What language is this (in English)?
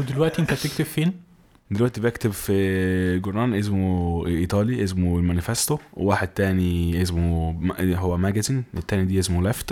Arabic